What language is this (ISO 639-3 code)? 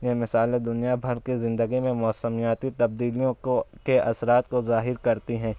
urd